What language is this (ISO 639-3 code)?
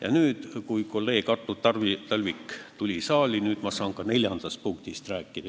est